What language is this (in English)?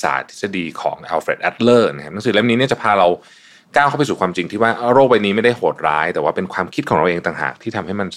Thai